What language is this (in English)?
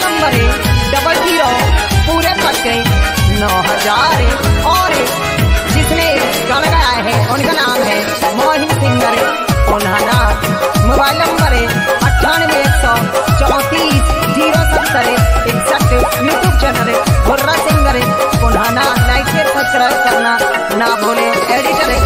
Thai